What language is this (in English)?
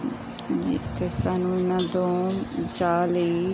Punjabi